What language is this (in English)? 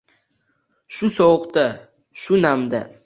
Uzbek